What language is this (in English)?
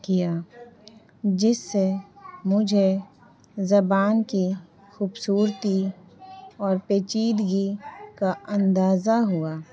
Urdu